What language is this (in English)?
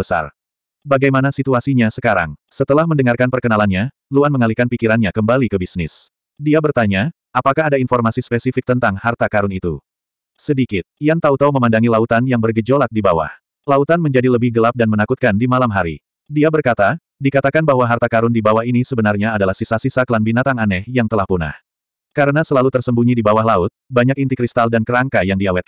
Indonesian